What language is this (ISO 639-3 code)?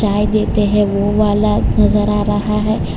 hin